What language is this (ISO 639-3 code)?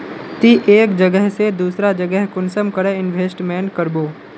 mag